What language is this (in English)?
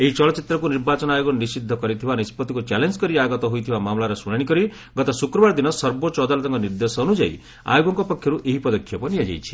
Odia